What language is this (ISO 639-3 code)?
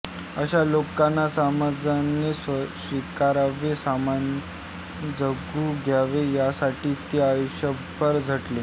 mar